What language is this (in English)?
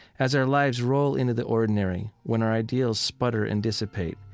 English